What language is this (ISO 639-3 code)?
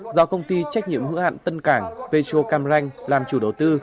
vie